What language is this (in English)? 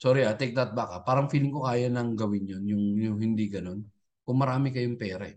Filipino